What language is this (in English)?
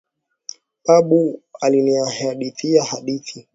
Swahili